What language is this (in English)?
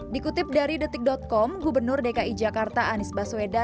Indonesian